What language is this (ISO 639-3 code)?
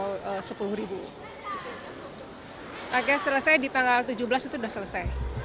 ind